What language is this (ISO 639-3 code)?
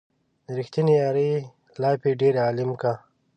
pus